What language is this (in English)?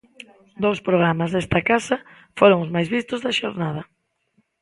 Galician